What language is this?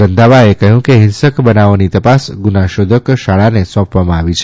Gujarati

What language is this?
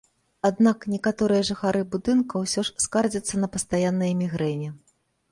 Belarusian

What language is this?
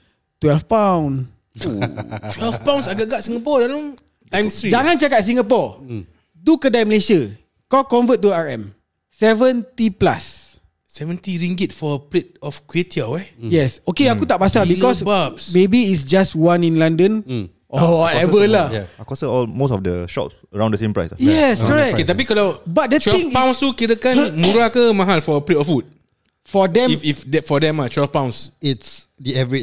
Malay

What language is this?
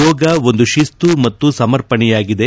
Kannada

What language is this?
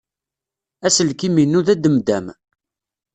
Kabyle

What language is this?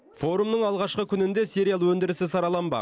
Kazakh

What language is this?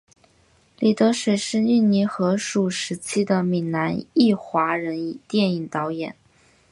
Chinese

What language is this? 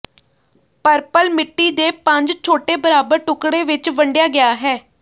Punjabi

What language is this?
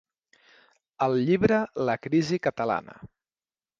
Catalan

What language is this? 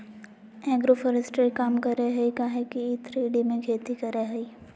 Magahi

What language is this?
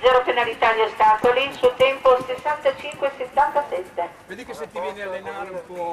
Italian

